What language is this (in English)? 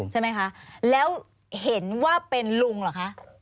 Thai